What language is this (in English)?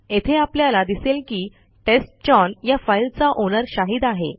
Marathi